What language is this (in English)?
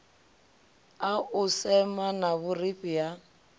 Venda